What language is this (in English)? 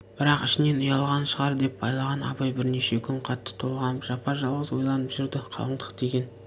Kazakh